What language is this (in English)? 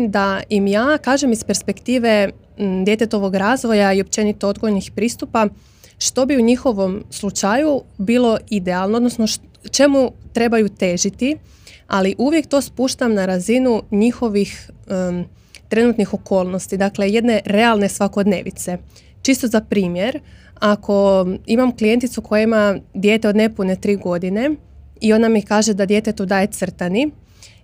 Croatian